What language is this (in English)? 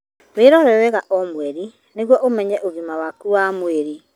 Kikuyu